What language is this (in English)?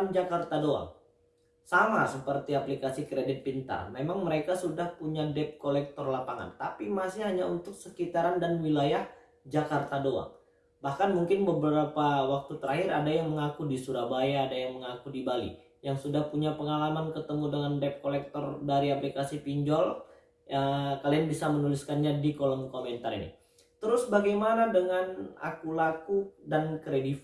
Indonesian